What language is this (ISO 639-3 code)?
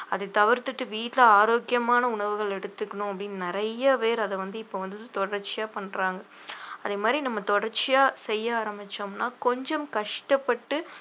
tam